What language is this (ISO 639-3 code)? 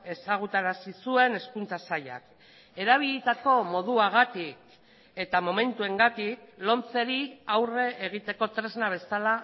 eus